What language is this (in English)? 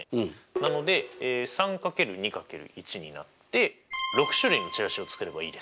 Japanese